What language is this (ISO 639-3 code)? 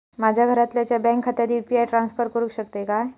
mar